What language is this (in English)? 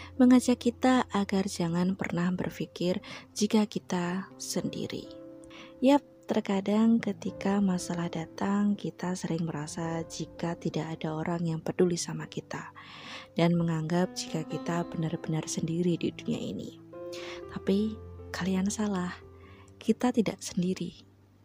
Indonesian